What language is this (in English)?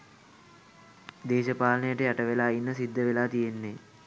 Sinhala